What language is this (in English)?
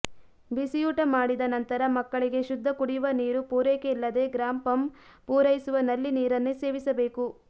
Kannada